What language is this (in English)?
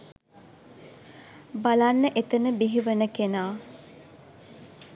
Sinhala